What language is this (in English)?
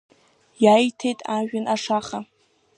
Abkhazian